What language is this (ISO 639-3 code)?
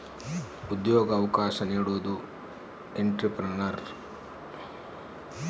kan